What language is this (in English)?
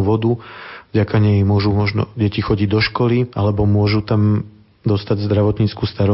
Slovak